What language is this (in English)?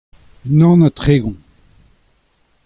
Breton